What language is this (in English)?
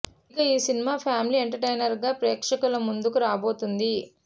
Telugu